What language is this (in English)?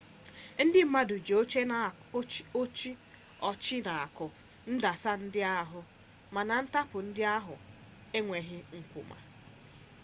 Igbo